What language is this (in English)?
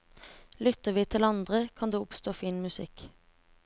Norwegian